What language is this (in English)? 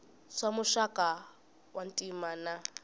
Tsonga